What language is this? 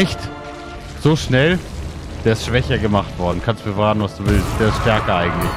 German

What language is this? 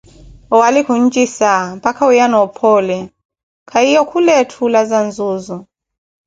Koti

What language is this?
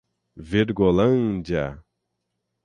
Portuguese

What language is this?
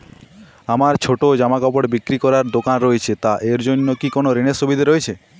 Bangla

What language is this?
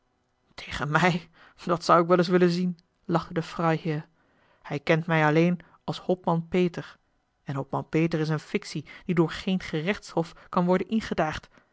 Dutch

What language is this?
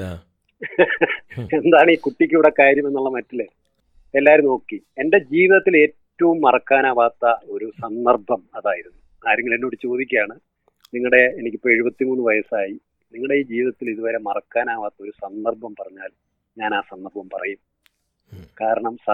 Malayalam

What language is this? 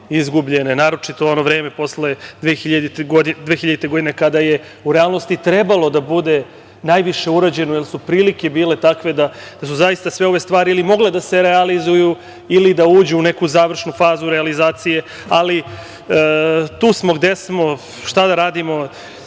Serbian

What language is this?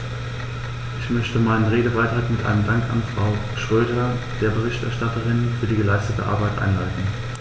German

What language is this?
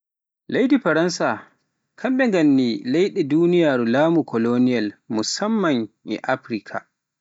Pular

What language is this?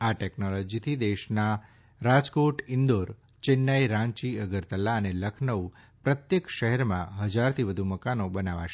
Gujarati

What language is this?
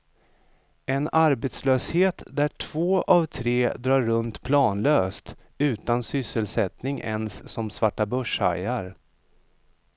Swedish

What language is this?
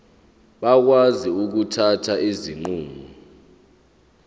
Zulu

